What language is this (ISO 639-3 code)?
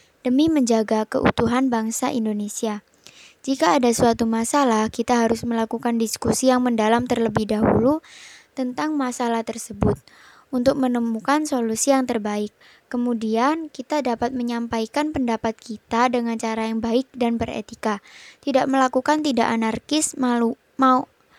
ind